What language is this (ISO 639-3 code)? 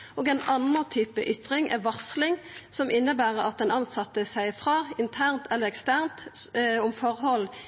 nno